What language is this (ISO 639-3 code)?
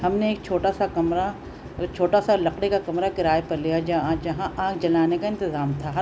urd